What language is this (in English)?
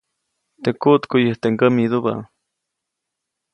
Copainalá Zoque